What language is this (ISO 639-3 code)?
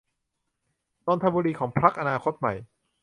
tha